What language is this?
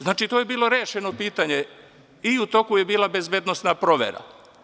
Serbian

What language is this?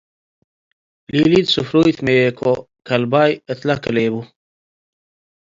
Tigre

